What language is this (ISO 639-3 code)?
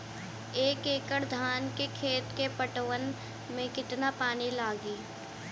bho